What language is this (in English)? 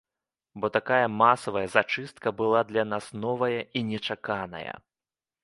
Belarusian